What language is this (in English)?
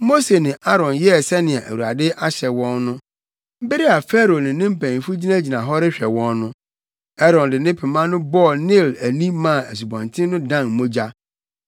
Akan